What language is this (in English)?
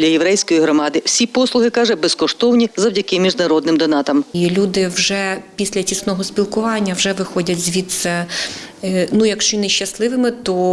Ukrainian